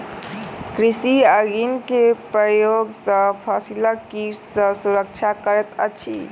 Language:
Maithili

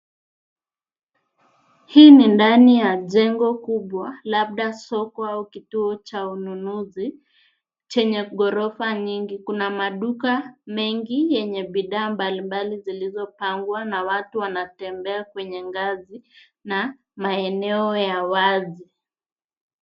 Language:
Swahili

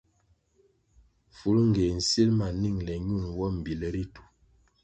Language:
Kwasio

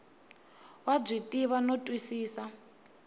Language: Tsonga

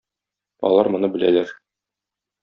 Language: Tatar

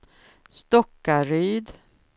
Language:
Swedish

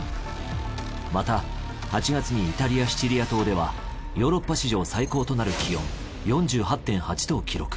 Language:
Japanese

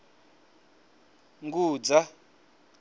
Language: Venda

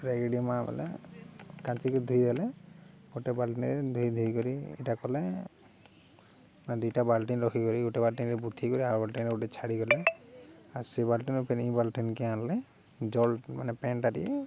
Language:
Odia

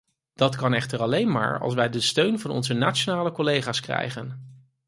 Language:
Dutch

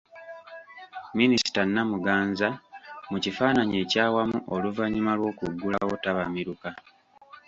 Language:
Ganda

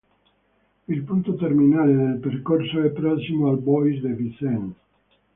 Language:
Italian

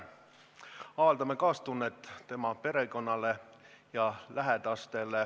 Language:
Estonian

